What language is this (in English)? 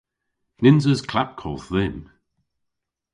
Cornish